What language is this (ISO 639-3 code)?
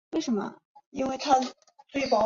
zho